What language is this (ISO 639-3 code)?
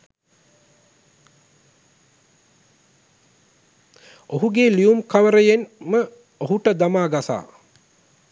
sin